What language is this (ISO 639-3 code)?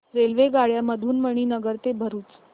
mar